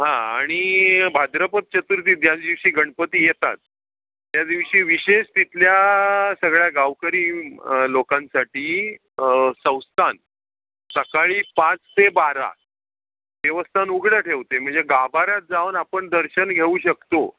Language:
Marathi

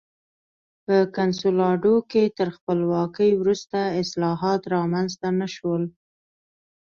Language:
Pashto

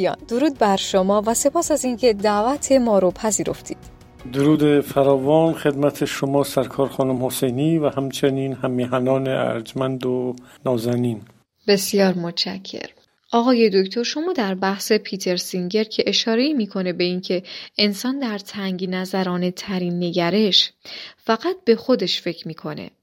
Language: Persian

